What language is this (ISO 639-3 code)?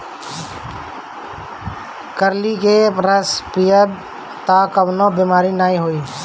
bho